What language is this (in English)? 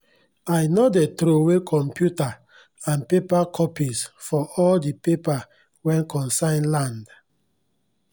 Nigerian Pidgin